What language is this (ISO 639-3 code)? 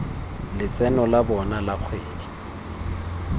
tsn